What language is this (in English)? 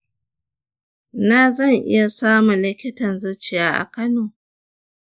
Hausa